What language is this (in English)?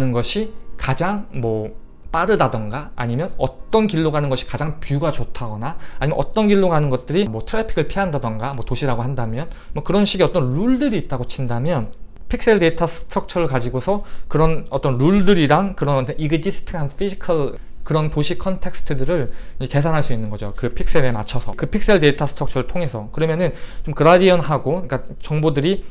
Korean